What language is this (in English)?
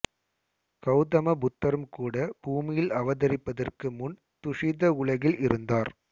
Tamil